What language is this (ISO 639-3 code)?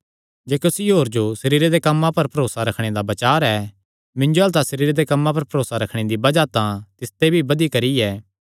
xnr